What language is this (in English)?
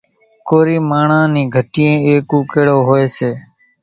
Kachi Koli